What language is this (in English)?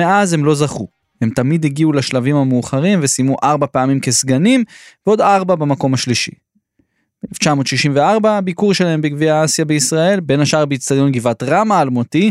Hebrew